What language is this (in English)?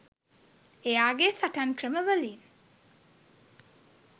Sinhala